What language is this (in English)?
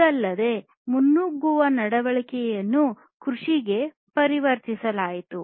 Kannada